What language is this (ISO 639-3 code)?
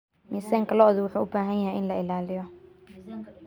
som